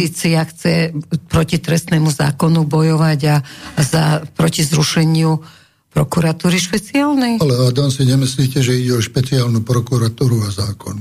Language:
Slovak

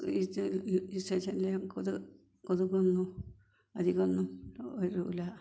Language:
Malayalam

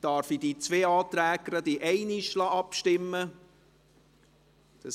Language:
Swiss German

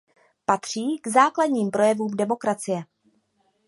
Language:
Czech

